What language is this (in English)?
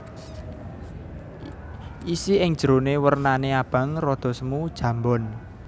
Javanese